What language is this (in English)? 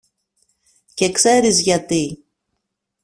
Greek